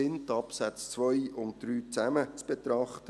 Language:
Swiss German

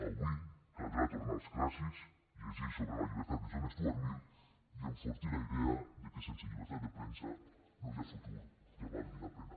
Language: Catalan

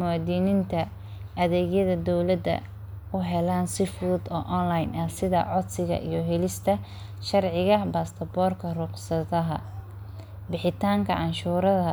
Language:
Somali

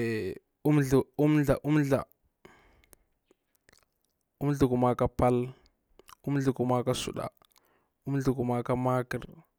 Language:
Bura-Pabir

